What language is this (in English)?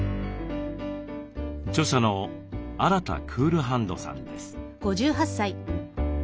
Japanese